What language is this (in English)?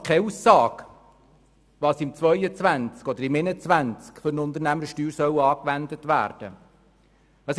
Swiss German